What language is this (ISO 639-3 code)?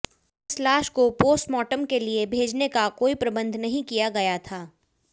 hin